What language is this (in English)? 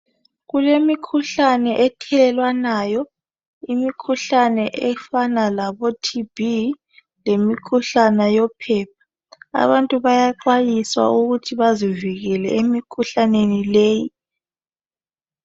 North Ndebele